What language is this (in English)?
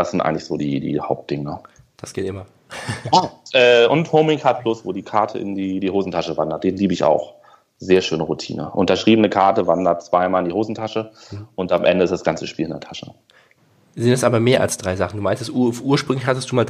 German